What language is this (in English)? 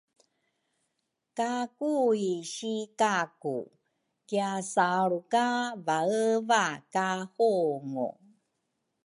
Rukai